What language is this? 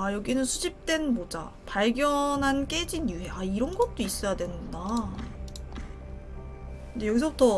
Korean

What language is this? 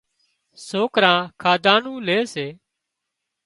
Wadiyara Koli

